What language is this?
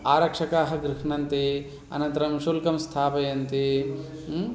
Sanskrit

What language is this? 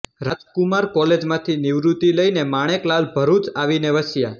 Gujarati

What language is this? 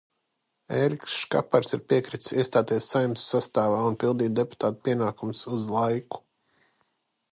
Latvian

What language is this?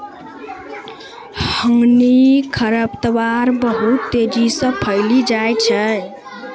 Maithili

